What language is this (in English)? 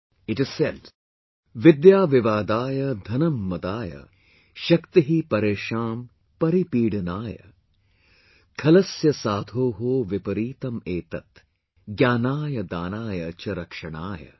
English